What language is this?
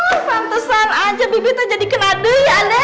Indonesian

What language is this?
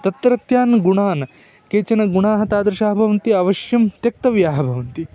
Sanskrit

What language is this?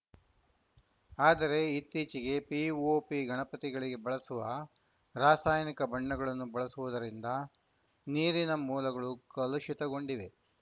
Kannada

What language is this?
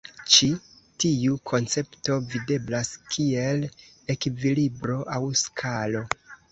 Esperanto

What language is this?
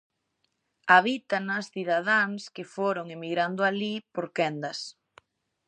Galician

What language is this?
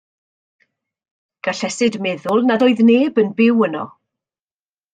Welsh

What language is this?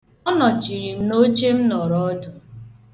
Igbo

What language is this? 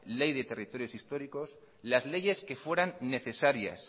Spanish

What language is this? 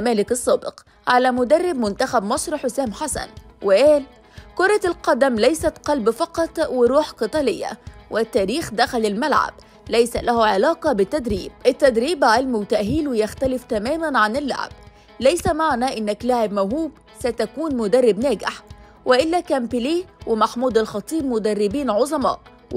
Arabic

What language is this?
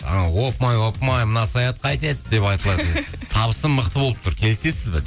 Kazakh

